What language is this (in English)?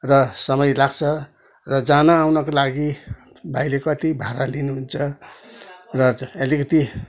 Nepali